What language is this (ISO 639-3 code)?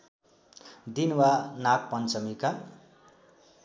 nep